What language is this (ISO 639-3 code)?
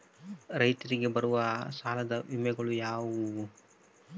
kan